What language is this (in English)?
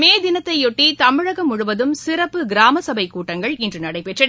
Tamil